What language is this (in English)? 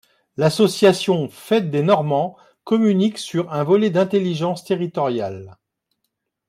French